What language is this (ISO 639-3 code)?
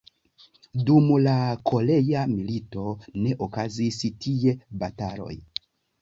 epo